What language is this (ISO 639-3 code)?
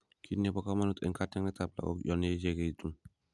kln